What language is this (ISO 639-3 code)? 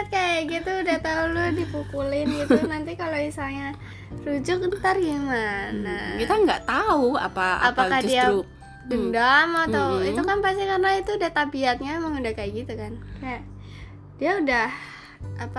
ind